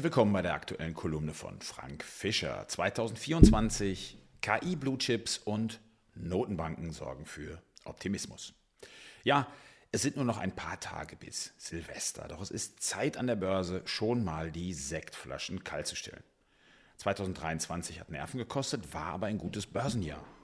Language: German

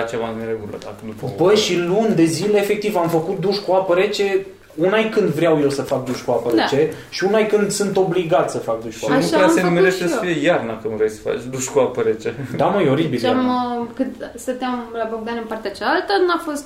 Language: Romanian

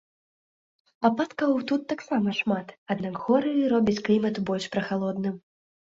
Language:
Belarusian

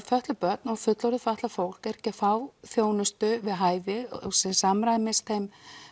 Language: Icelandic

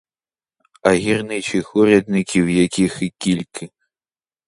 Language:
Ukrainian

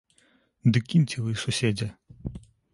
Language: Belarusian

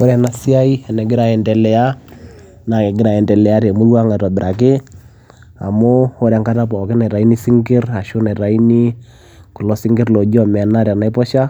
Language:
Masai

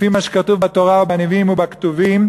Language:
Hebrew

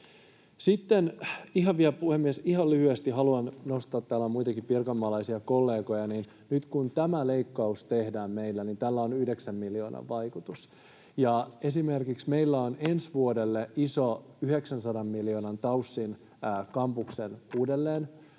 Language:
Finnish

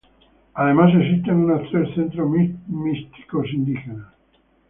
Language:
Spanish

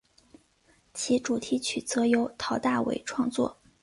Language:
Chinese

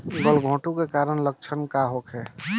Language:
Bhojpuri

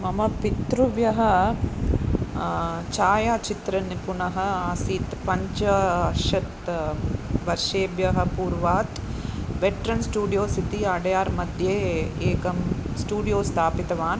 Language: Sanskrit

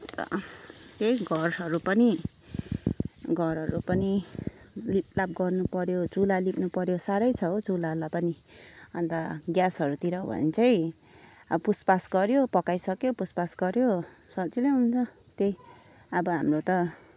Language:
Nepali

